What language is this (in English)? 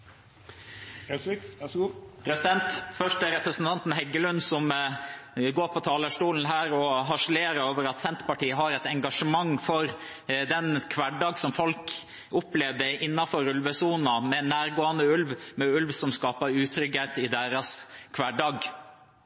Norwegian Bokmål